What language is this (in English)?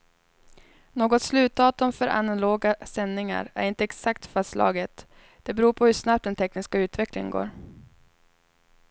Swedish